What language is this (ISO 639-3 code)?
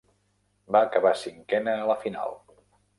cat